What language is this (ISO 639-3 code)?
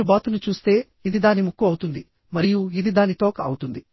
tel